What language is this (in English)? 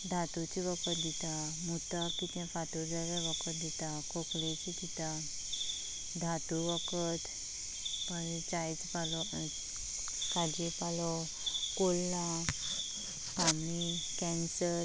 Konkani